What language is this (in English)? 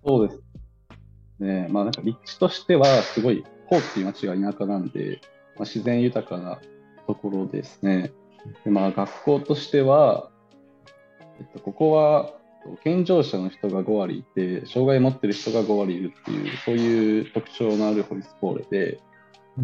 Japanese